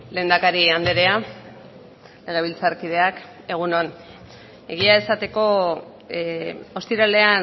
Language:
Basque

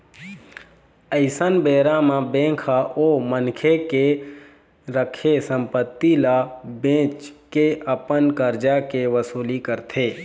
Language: Chhattisgarhi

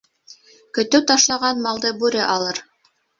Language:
Bashkir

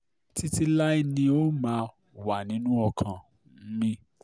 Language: Yoruba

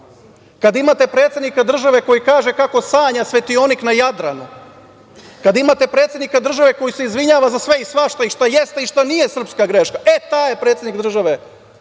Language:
Serbian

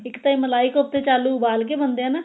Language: Punjabi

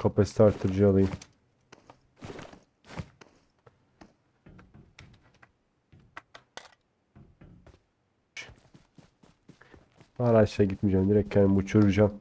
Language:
Turkish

